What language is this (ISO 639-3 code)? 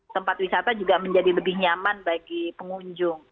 ind